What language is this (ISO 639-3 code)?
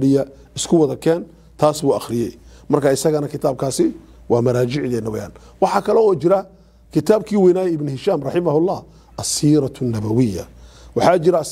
ara